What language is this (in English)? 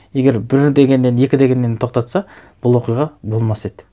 Kazakh